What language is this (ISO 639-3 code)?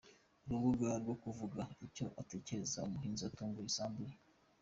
kin